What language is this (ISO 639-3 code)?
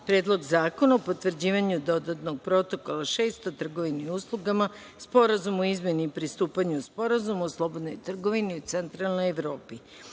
srp